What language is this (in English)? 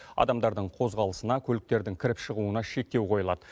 Kazakh